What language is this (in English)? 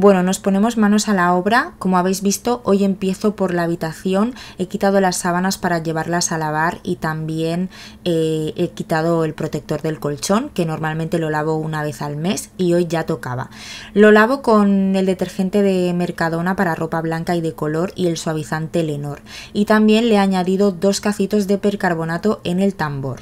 Spanish